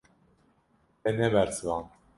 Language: Kurdish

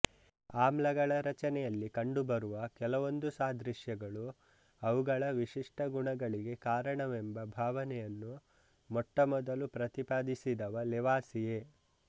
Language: Kannada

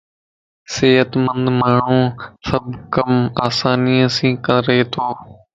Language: Lasi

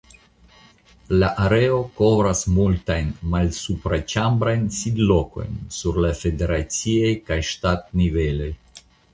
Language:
Esperanto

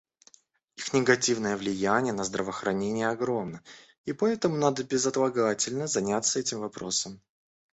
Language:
Russian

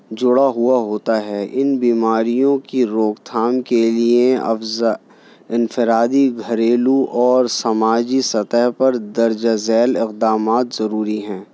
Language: Urdu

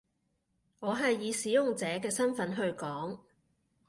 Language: Cantonese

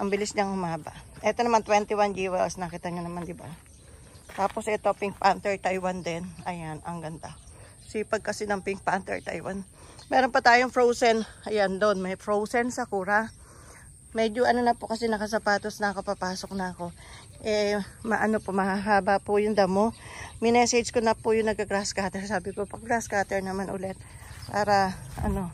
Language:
Filipino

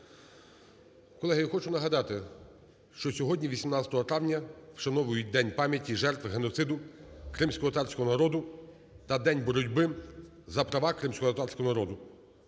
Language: Ukrainian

